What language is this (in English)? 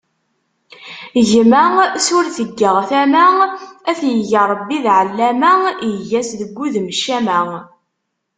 Kabyle